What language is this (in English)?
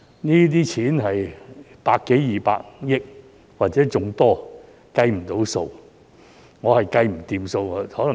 Cantonese